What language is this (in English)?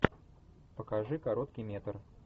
Russian